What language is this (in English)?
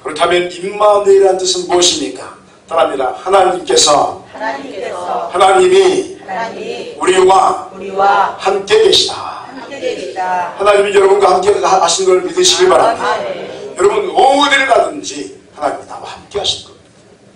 Korean